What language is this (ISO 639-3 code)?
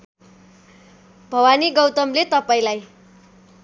nep